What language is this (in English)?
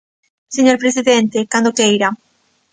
Galician